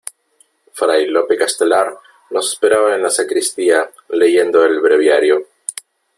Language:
Spanish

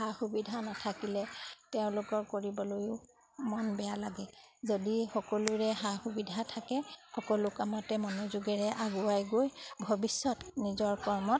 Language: Assamese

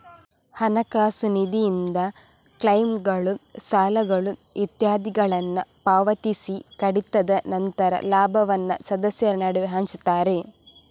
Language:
Kannada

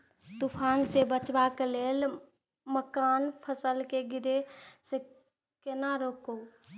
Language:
Maithili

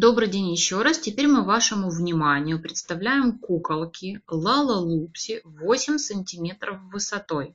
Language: Russian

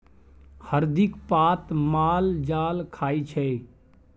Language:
Maithili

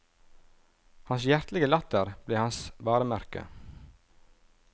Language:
Norwegian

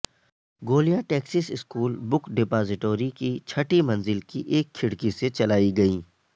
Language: Urdu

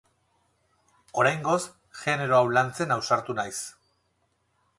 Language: Basque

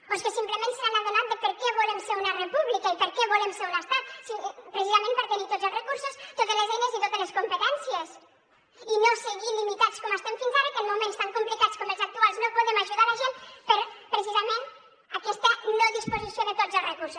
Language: Catalan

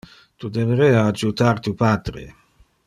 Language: Interlingua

